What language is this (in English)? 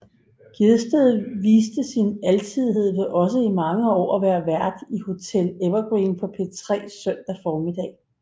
Danish